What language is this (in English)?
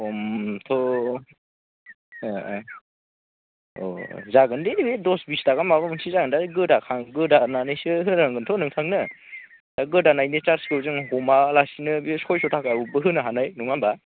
Bodo